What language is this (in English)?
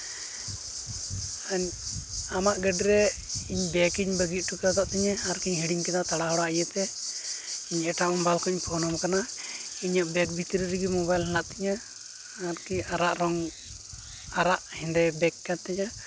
Santali